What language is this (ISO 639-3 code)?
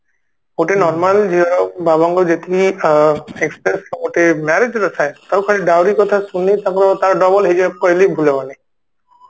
ori